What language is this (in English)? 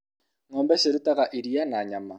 Kikuyu